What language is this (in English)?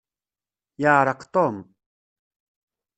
Kabyle